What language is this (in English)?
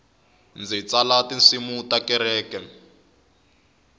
Tsonga